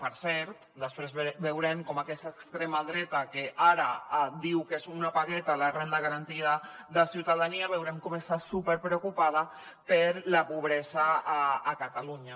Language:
Catalan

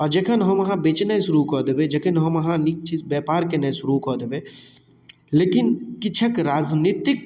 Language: Maithili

